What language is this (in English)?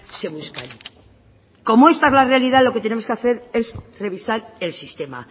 Spanish